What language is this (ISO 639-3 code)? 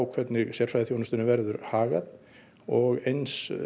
isl